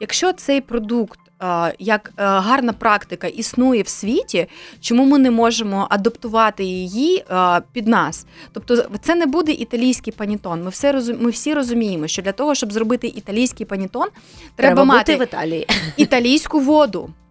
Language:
Ukrainian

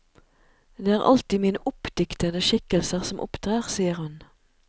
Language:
Norwegian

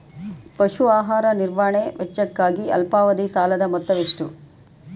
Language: Kannada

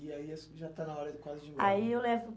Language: Portuguese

